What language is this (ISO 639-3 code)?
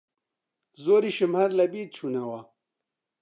ckb